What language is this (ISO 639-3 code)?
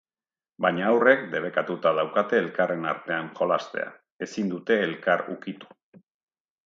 eus